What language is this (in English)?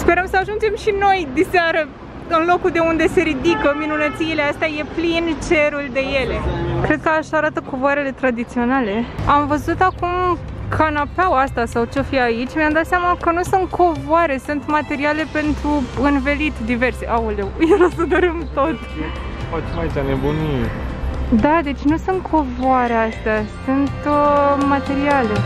Romanian